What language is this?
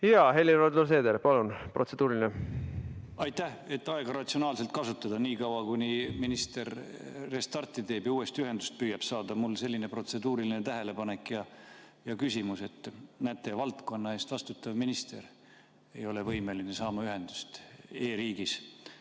Estonian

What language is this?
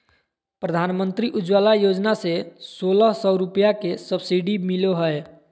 Magahi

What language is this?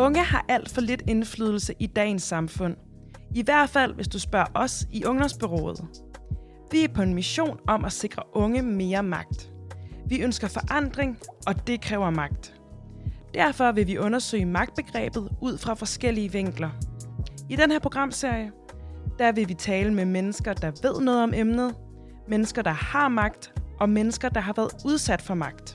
Danish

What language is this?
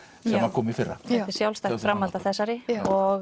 Icelandic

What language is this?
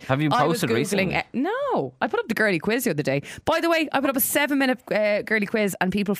English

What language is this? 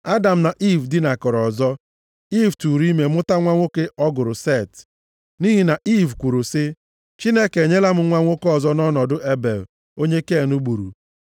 Igbo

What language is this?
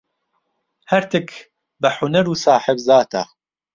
Central Kurdish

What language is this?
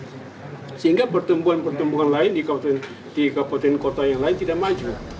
Indonesian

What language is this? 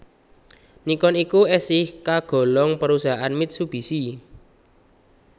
Javanese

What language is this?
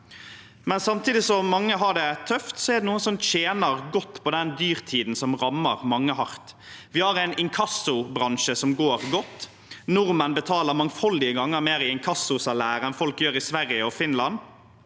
Norwegian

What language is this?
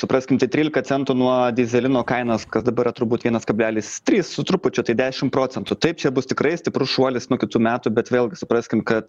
Lithuanian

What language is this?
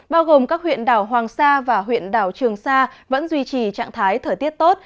Vietnamese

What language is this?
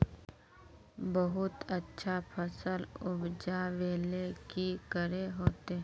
Magahi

